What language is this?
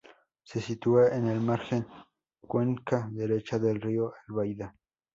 Spanish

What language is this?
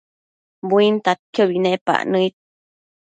Matsés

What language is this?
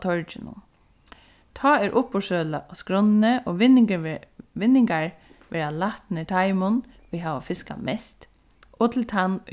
Faroese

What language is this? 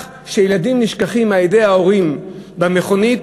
Hebrew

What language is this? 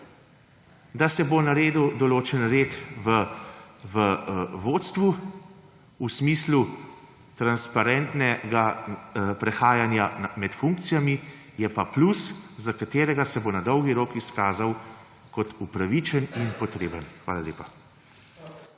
Slovenian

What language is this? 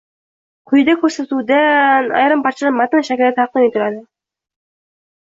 Uzbek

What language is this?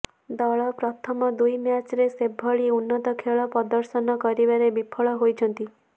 Odia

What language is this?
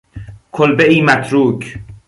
Persian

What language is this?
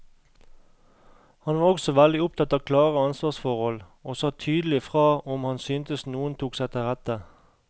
Norwegian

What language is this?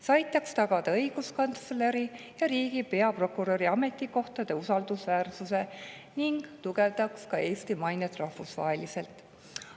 Estonian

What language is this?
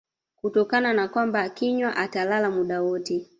Swahili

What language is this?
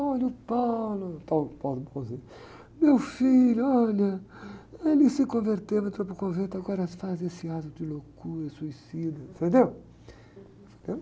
Portuguese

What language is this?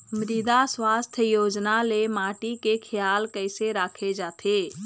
Chhattisgarhi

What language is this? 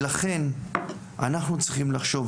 Hebrew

